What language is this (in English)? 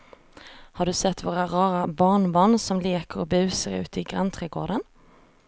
Swedish